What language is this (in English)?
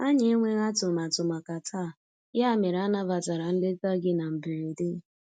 Igbo